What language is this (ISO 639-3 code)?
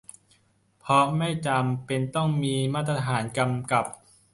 tha